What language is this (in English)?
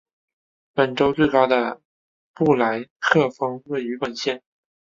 Chinese